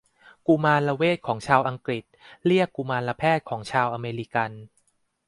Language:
Thai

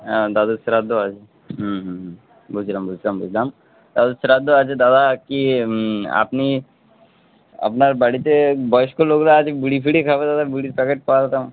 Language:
Bangla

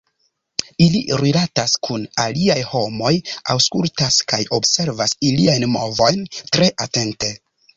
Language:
Esperanto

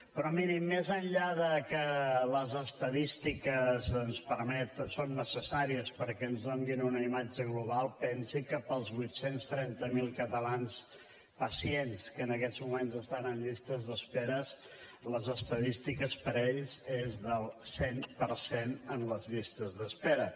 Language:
Catalan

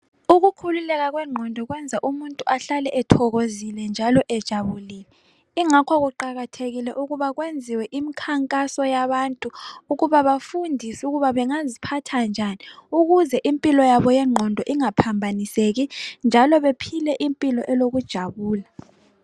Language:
North Ndebele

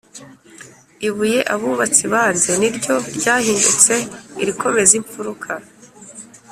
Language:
Kinyarwanda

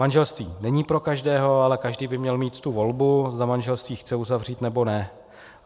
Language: Czech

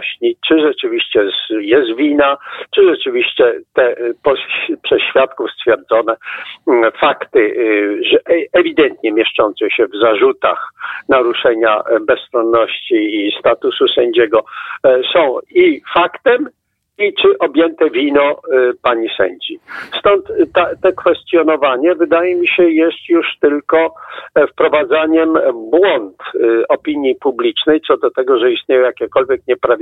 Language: Polish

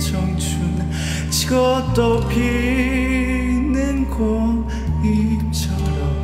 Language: Korean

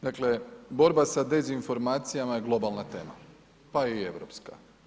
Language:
Croatian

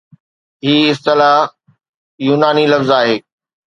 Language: Sindhi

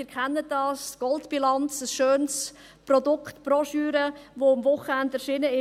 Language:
Swiss German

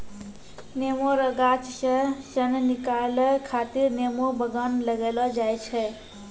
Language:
Maithili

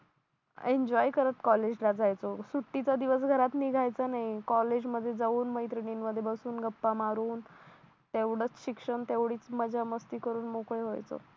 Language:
Marathi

